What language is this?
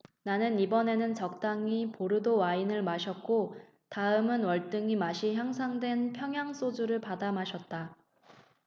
Korean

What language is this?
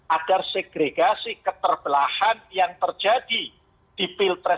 Indonesian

